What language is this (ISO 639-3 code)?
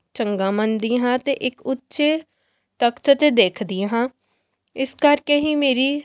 pan